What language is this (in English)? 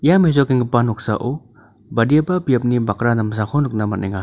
Garo